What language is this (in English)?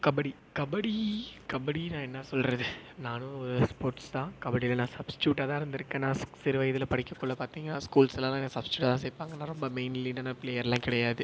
Tamil